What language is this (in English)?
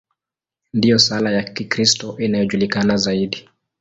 Swahili